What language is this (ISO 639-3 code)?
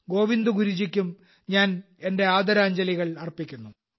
mal